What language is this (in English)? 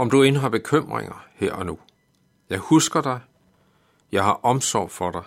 Danish